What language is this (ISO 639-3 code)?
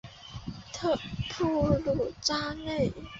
zho